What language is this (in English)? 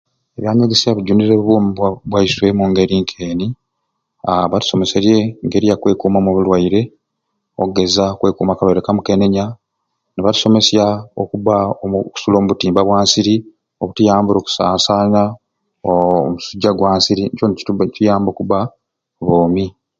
Ruuli